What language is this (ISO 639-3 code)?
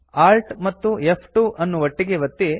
kan